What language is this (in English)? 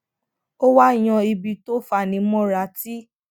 Yoruba